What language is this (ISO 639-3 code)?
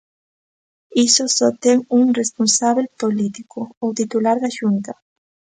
glg